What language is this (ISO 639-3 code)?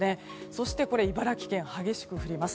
jpn